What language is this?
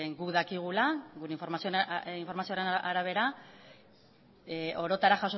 Basque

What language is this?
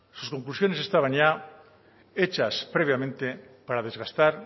Spanish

